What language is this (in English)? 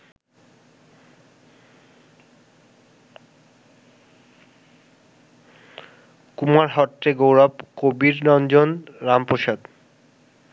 Bangla